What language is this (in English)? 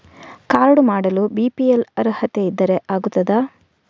Kannada